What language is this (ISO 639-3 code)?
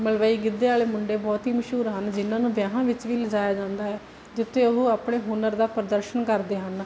pan